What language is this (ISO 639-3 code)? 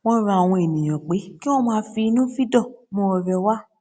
yor